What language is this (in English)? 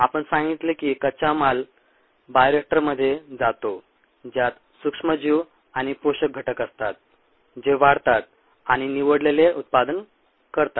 Marathi